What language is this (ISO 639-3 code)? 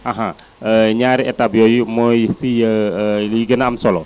wol